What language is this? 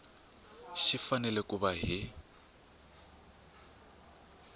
Tsonga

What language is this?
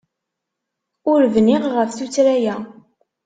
Kabyle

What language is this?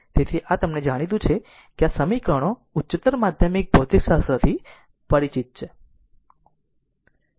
Gujarati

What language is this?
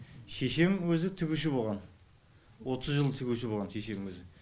Kazakh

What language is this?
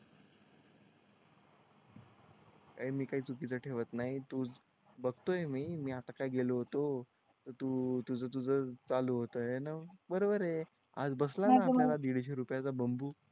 Marathi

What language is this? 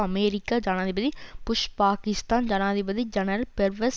Tamil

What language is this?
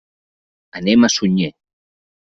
Catalan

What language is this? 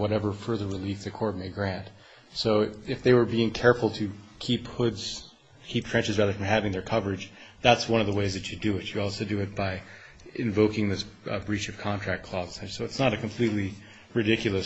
English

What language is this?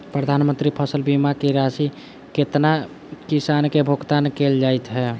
Maithili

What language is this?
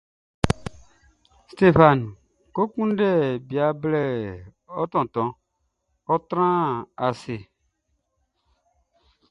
Baoulé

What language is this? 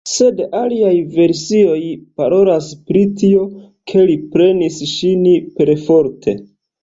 Esperanto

